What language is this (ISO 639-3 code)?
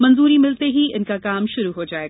hin